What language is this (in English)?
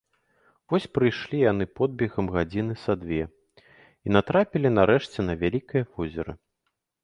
Belarusian